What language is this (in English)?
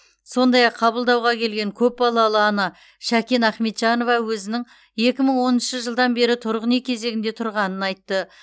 Kazakh